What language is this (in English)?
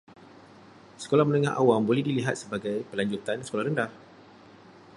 Malay